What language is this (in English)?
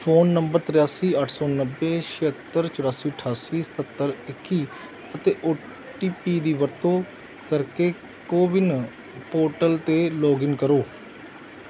Punjabi